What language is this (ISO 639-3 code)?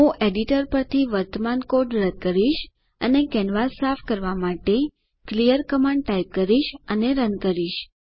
guj